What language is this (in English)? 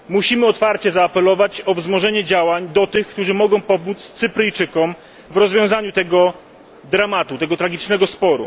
Polish